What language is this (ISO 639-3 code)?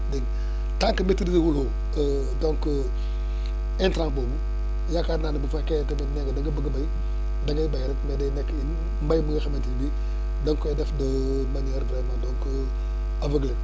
wol